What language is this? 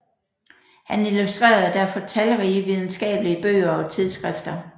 Danish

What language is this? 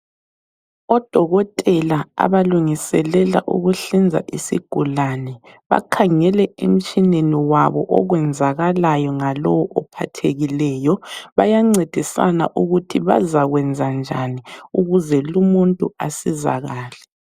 North Ndebele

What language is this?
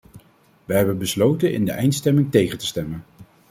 Dutch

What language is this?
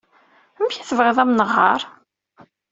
Kabyle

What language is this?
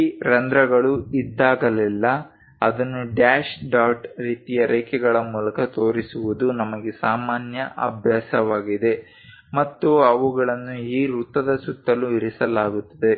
Kannada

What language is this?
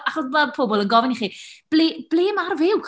Welsh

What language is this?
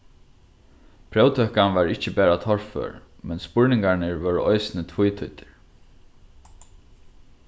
Faroese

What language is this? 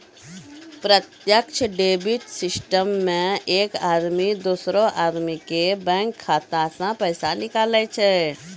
Maithili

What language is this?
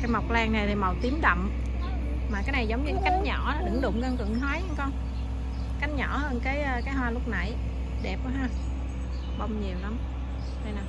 Vietnamese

